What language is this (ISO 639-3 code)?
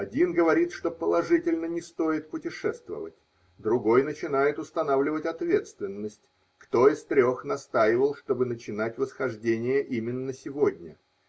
rus